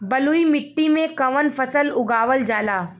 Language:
Bhojpuri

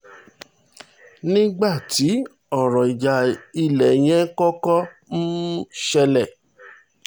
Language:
Yoruba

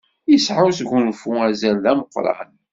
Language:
Kabyle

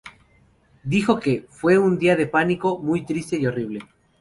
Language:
Spanish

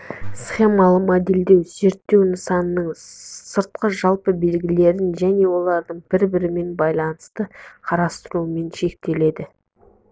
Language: Kazakh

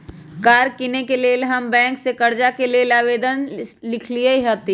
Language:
Magahi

